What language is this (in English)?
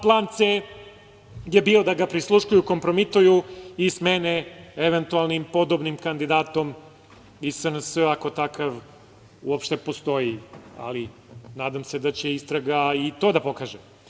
Serbian